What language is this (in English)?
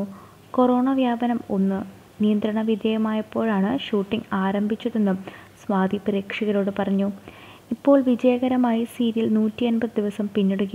Indonesian